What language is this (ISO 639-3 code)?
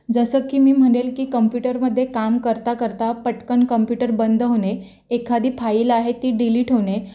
mar